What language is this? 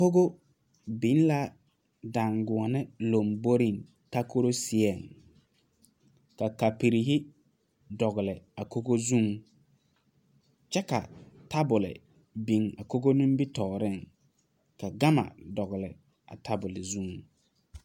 Southern Dagaare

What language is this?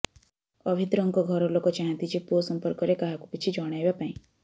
Odia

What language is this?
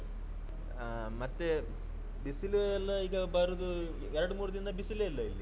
Kannada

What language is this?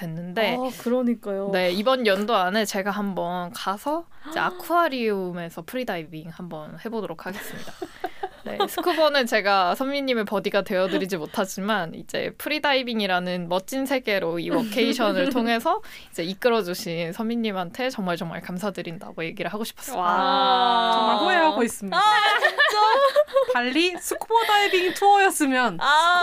Korean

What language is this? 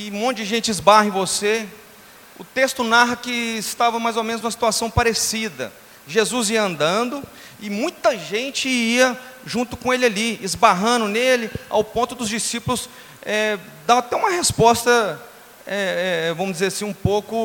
Portuguese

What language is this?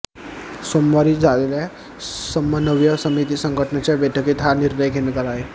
Marathi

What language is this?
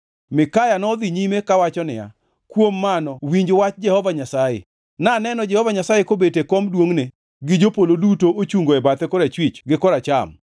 Luo (Kenya and Tanzania)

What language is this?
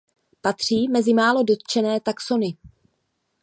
Czech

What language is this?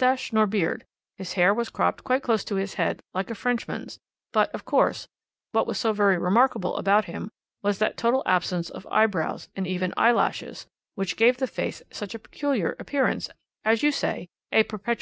English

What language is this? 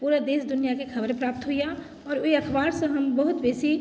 Maithili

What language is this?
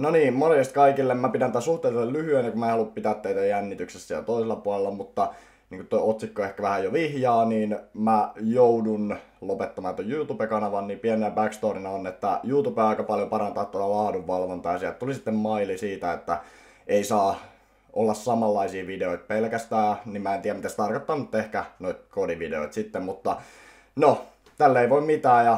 Finnish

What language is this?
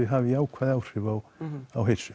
Icelandic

